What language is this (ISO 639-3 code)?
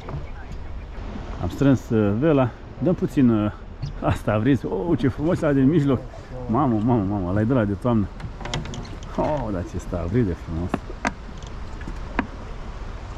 ron